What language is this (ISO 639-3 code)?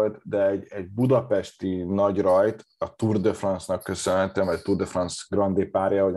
hun